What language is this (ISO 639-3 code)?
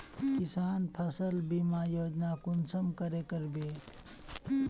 mag